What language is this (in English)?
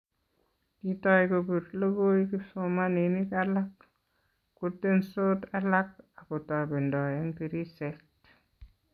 Kalenjin